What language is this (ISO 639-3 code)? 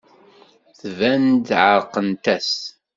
kab